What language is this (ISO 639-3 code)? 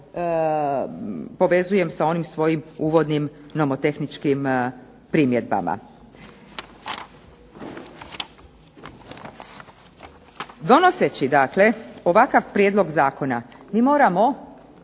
hrv